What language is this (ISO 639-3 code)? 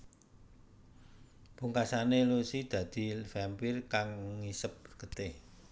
jav